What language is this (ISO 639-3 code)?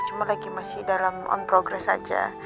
ind